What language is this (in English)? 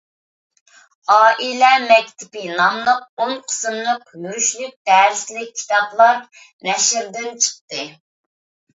Uyghur